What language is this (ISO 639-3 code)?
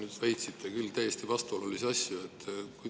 est